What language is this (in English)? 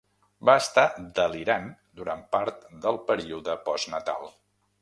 Catalan